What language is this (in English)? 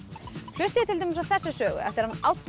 Icelandic